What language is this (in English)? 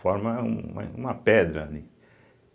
Portuguese